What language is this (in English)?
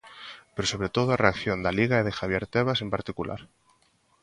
Galician